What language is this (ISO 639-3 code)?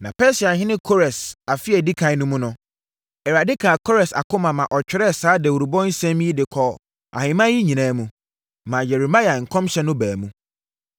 aka